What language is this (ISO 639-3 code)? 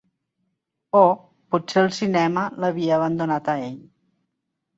cat